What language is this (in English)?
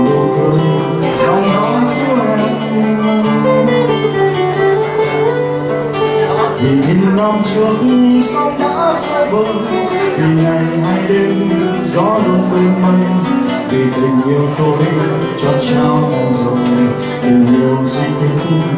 Vietnamese